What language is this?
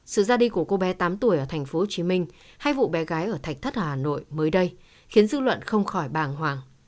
Vietnamese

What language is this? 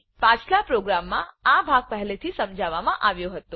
Gujarati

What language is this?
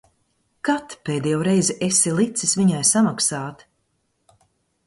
Latvian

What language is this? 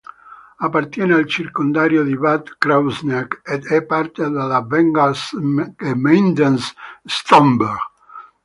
Italian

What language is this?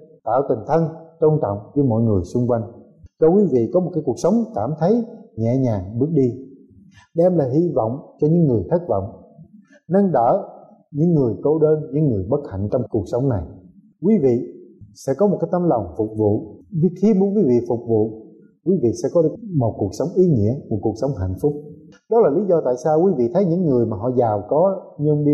Vietnamese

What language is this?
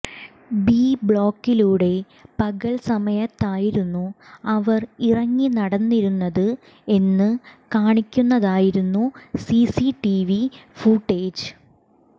Malayalam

